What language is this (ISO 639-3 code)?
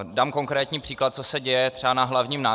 ces